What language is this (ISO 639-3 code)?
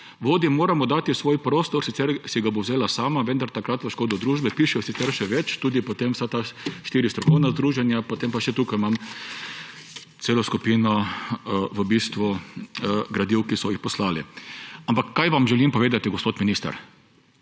slv